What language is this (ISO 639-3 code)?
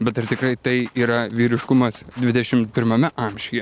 lit